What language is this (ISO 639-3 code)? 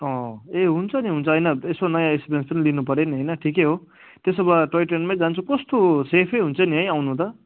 nep